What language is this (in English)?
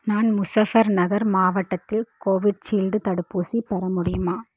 Tamil